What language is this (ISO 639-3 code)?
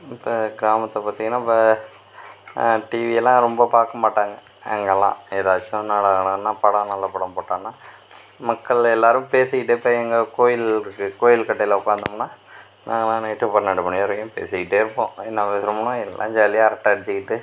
tam